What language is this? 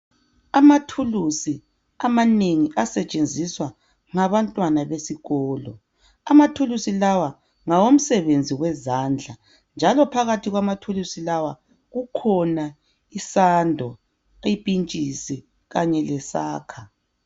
North Ndebele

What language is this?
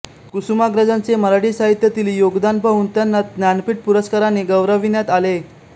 Marathi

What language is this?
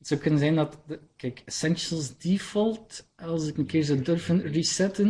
Dutch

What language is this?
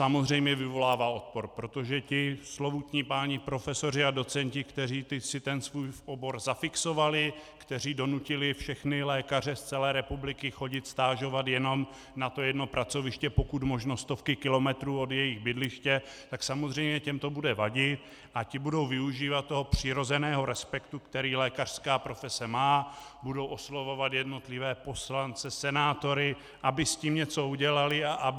Czech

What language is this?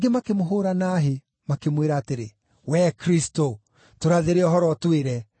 Kikuyu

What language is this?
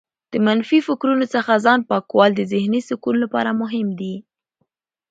Pashto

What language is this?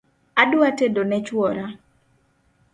Luo (Kenya and Tanzania)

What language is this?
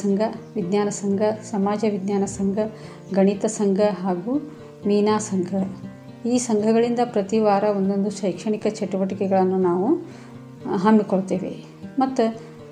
Kannada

